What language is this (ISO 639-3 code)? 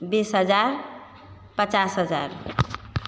mai